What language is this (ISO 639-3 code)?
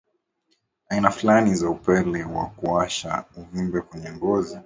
swa